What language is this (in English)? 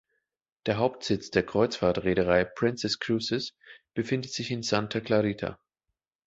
German